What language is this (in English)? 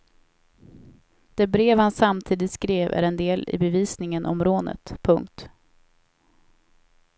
Swedish